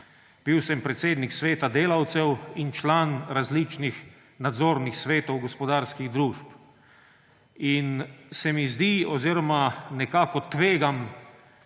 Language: Slovenian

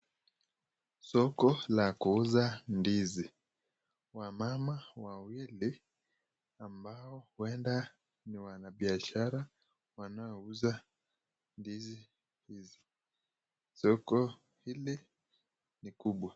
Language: Swahili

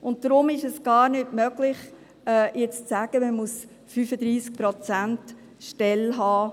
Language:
Swiss German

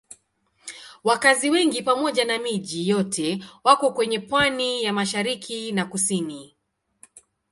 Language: Swahili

